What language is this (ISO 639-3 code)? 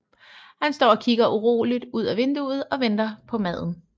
dan